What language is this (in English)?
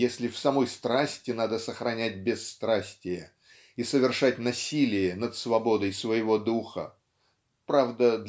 Russian